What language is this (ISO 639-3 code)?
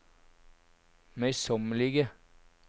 nor